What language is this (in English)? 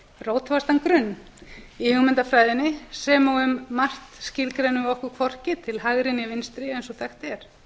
Icelandic